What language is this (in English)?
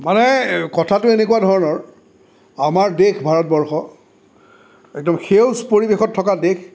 Assamese